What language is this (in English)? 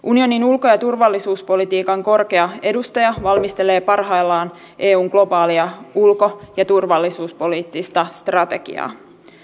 Finnish